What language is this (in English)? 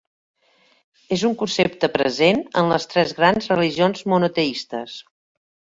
Catalan